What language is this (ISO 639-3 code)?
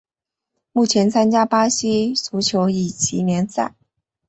zho